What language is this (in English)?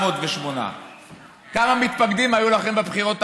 Hebrew